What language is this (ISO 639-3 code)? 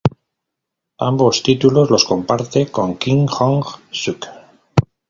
spa